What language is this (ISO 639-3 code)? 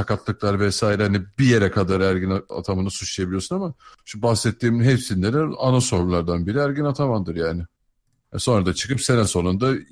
tur